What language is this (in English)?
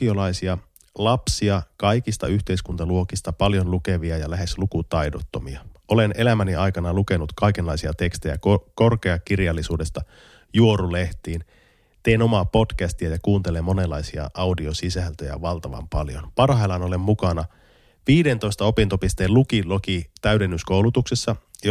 Finnish